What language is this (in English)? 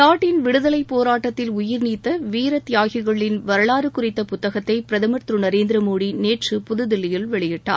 Tamil